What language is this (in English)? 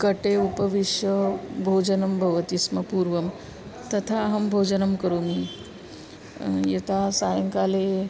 Sanskrit